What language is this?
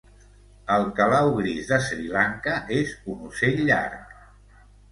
Catalan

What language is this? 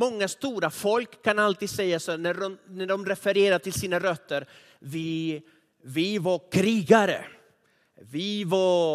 Swedish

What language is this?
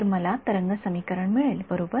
Marathi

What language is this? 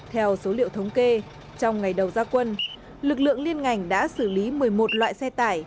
Vietnamese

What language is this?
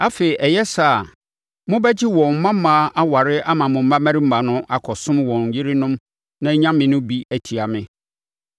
Akan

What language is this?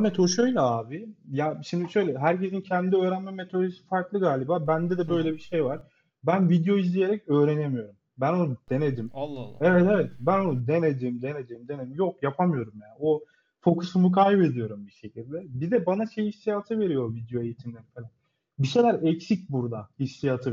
Turkish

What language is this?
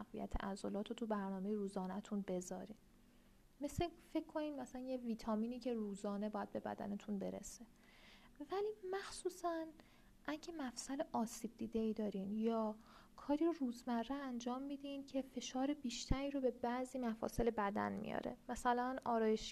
Persian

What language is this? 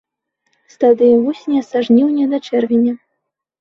Belarusian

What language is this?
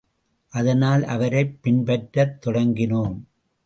Tamil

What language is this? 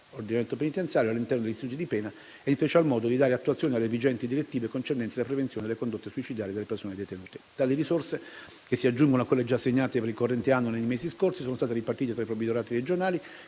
Italian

